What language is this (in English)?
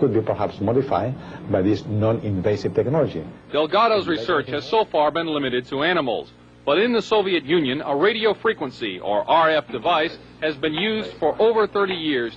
Dutch